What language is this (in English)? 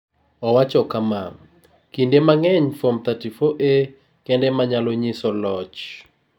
Luo (Kenya and Tanzania)